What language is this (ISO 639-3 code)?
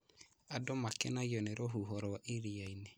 kik